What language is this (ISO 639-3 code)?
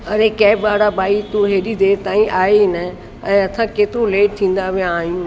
snd